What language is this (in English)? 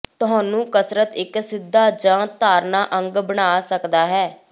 Punjabi